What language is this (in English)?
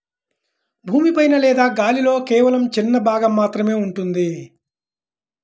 Telugu